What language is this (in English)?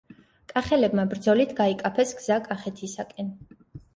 Georgian